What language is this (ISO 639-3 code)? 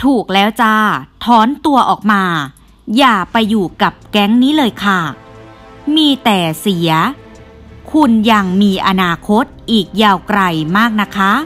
tha